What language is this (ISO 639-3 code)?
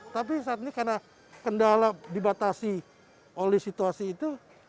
ind